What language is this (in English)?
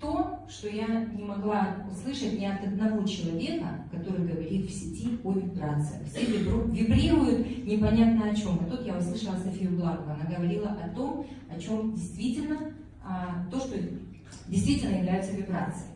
Russian